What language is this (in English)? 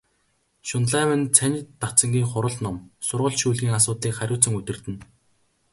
Mongolian